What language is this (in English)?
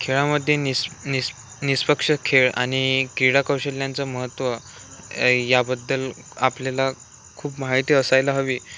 Marathi